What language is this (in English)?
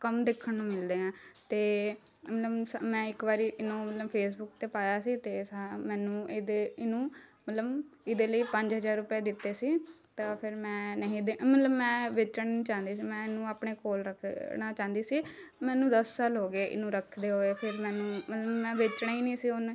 Punjabi